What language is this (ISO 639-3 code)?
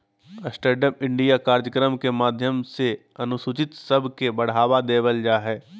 mag